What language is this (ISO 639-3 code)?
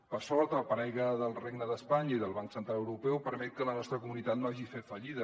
cat